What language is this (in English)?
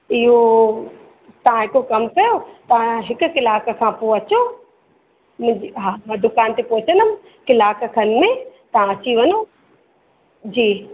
Sindhi